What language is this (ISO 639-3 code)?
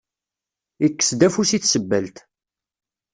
kab